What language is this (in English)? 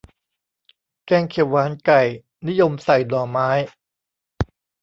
Thai